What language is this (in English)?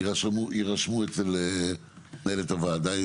Hebrew